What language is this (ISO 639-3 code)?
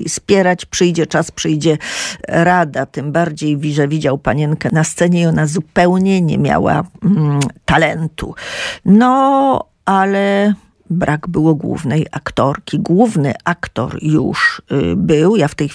pol